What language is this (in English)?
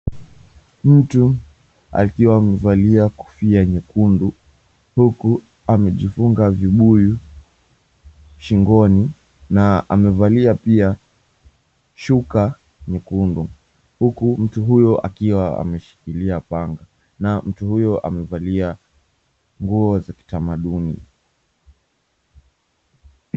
Swahili